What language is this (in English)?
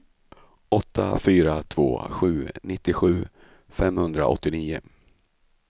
Swedish